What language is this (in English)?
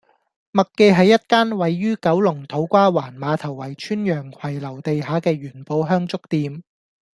Cantonese